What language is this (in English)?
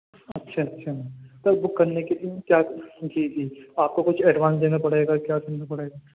Urdu